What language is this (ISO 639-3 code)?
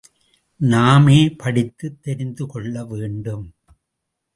tam